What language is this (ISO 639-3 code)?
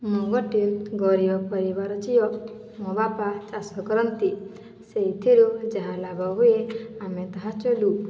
ori